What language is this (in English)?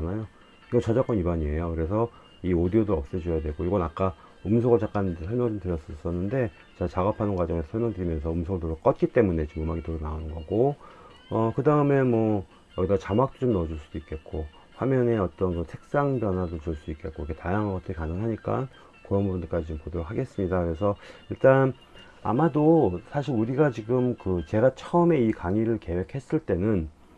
Korean